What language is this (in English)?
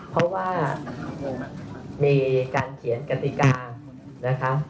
Thai